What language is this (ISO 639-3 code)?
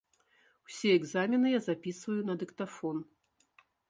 bel